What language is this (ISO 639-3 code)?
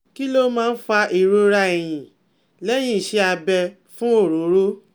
yor